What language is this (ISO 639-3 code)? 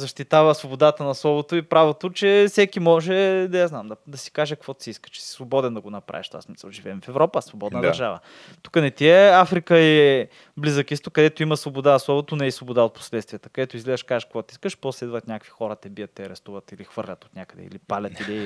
bul